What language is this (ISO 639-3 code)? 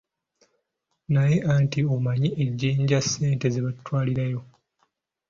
lug